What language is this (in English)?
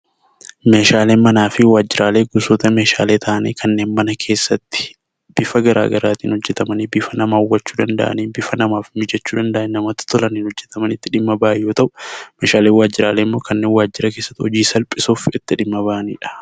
Oromo